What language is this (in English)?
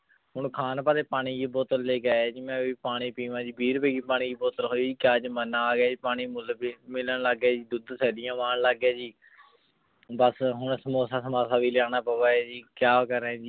Punjabi